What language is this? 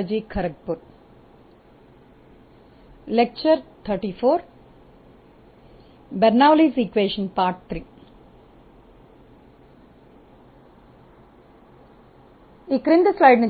Telugu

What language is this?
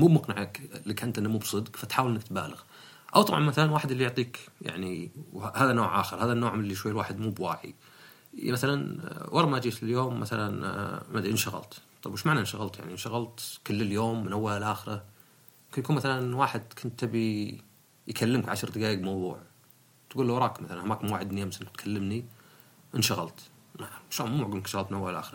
Arabic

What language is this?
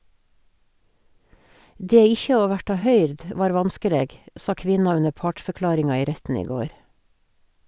Norwegian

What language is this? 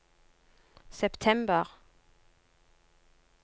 Norwegian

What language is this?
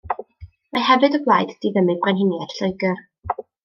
Welsh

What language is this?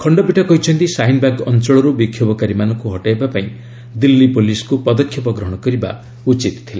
Odia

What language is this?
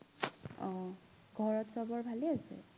Assamese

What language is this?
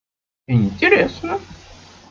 Russian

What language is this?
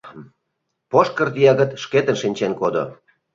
Mari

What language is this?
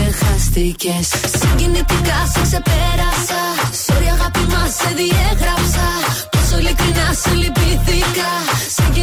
Greek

